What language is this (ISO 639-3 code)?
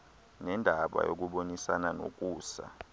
xho